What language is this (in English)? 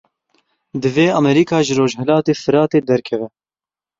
Kurdish